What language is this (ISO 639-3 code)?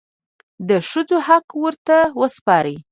pus